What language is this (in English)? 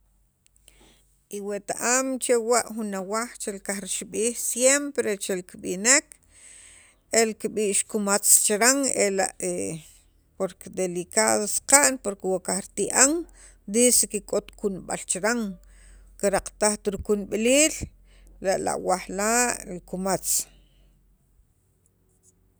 Sacapulteco